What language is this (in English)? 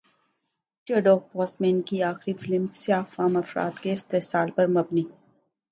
Urdu